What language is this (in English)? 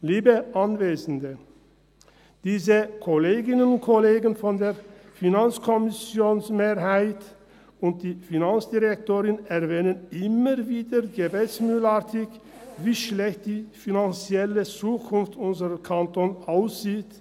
Swiss German